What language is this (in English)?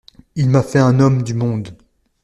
French